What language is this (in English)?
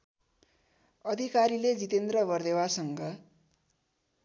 Nepali